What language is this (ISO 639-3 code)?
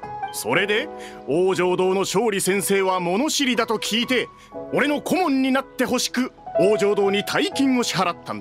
jpn